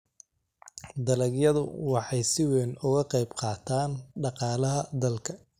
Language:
Somali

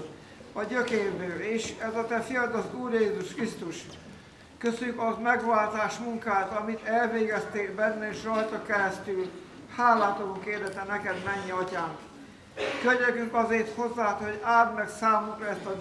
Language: Hungarian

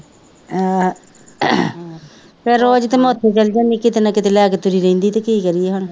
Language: Punjabi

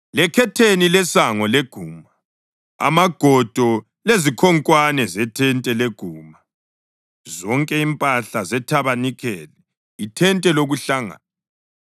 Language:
North Ndebele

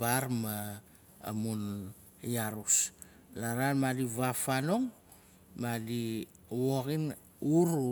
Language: Nalik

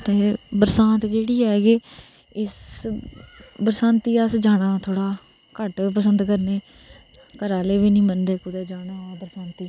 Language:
Dogri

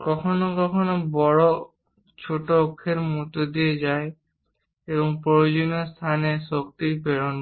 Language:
Bangla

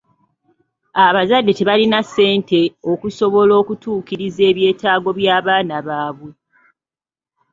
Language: Ganda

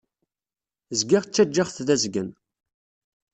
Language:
Kabyle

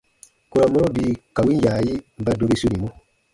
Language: Baatonum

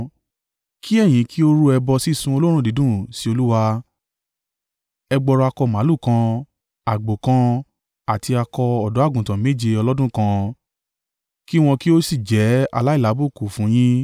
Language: Yoruba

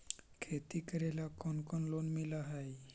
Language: Magahi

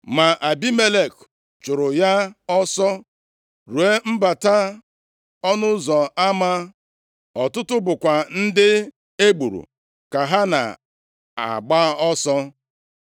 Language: Igbo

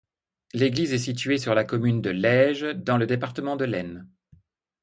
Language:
French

